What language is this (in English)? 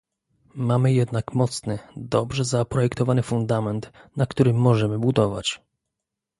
Polish